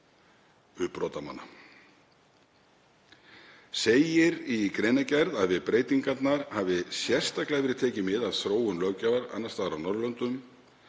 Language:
Icelandic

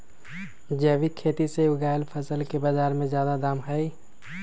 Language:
Magahi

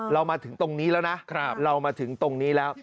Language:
Thai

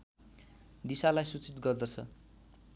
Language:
Nepali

